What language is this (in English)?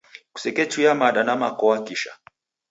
Taita